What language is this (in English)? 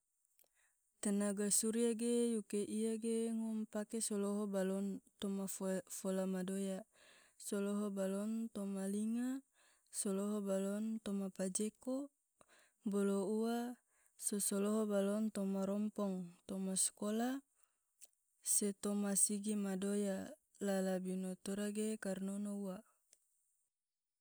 Tidore